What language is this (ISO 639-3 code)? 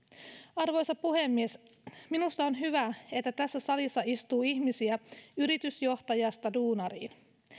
fin